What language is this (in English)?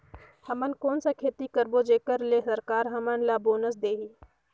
Chhattisgarhi